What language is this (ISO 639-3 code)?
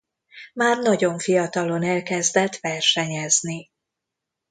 hun